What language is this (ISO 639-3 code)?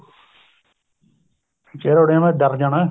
pan